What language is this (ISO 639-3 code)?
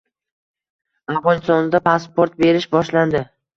uzb